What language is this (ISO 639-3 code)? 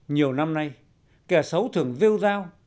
vie